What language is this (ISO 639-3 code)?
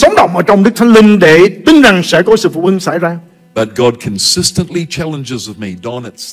vie